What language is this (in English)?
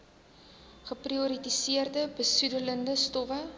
Afrikaans